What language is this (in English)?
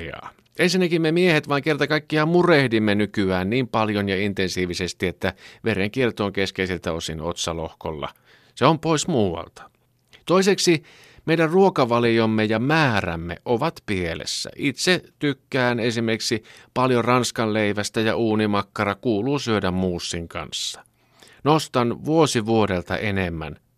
Finnish